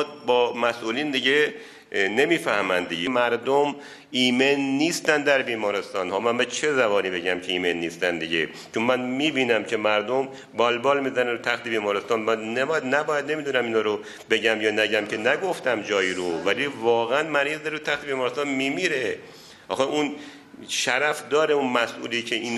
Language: Persian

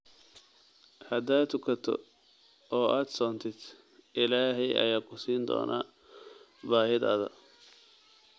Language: Somali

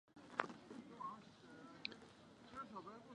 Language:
Chinese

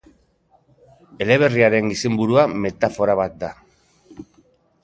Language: Basque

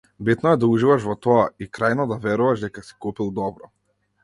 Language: Macedonian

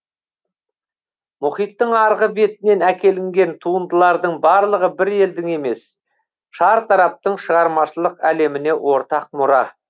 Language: Kazakh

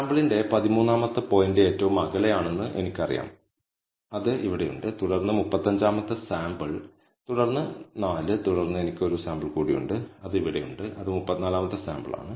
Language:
Malayalam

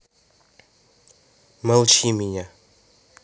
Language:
Russian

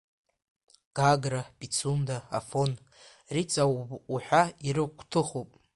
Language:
Abkhazian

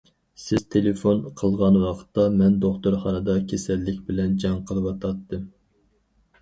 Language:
Uyghur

